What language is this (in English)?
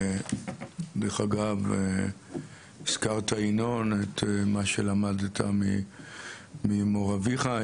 Hebrew